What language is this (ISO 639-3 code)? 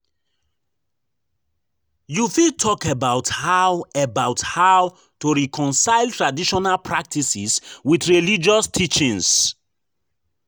pcm